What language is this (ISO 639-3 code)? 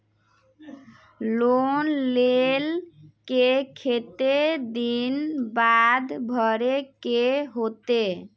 mag